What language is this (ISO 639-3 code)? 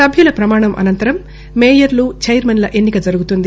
tel